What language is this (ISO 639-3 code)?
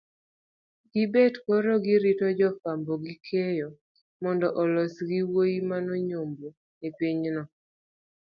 luo